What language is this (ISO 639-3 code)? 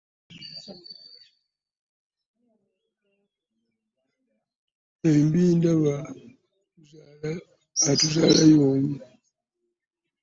lug